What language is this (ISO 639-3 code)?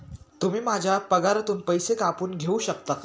mar